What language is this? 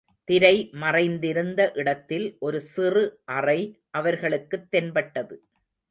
Tamil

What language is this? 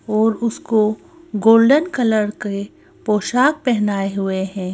Hindi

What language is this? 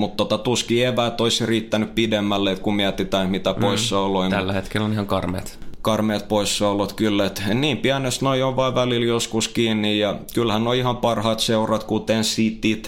Finnish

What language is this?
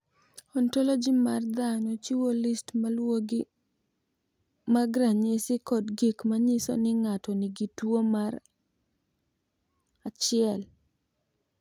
Luo (Kenya and Tanzania)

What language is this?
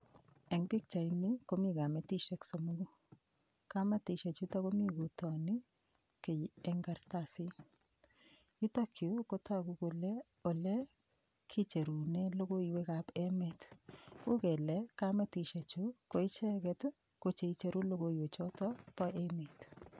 Kalenjin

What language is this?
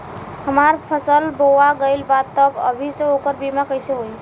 Bhojpuri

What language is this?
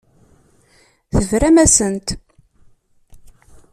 Kabyle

